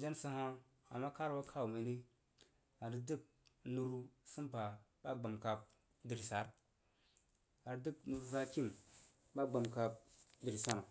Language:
Jiba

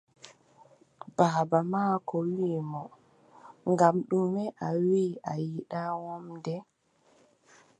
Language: Adamawa Fulfulde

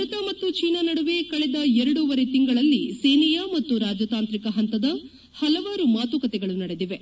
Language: Kannada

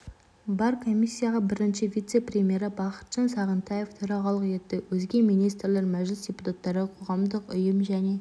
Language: Kazakh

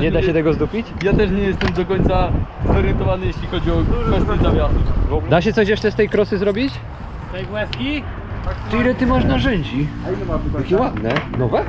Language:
Polish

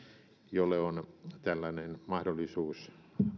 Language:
Finnish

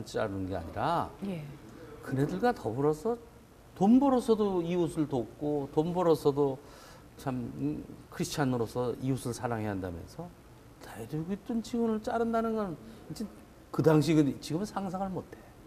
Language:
Korean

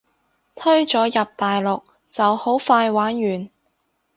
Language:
Cantonese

